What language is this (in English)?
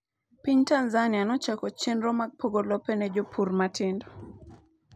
Luo (Kenya and Tanzania)